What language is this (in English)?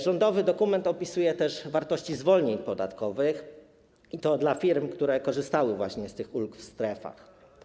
Polish